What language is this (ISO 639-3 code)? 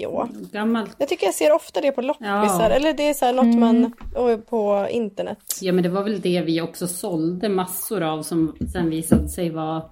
swe